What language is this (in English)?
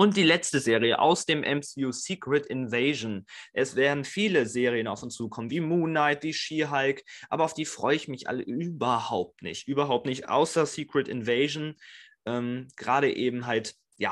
German